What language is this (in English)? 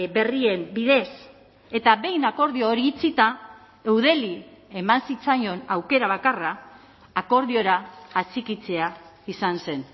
Basque